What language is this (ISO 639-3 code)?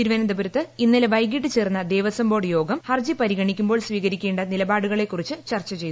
mal